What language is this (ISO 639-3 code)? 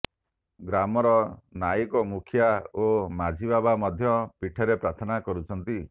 ori